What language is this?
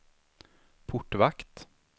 Swedish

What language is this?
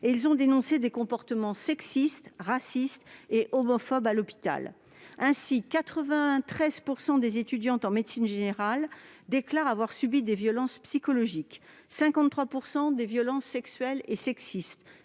French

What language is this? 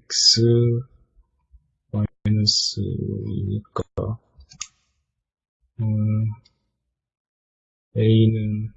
Korean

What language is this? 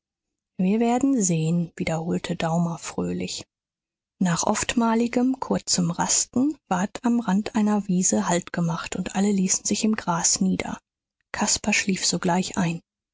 German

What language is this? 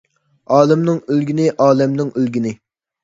Uyghur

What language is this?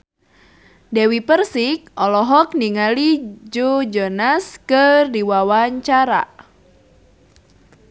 Sundanese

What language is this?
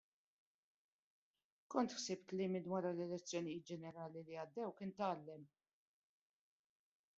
Maltese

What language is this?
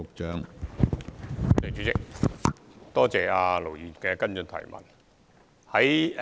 Cantonese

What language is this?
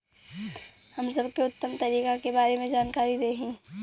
Bhojpuri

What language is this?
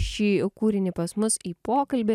Lithuanian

